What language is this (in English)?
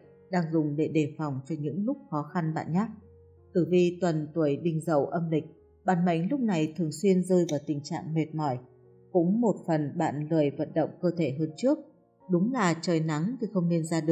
Vietnamese